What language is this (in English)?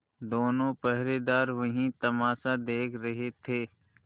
Hindi